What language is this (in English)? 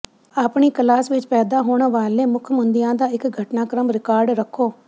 Punjabi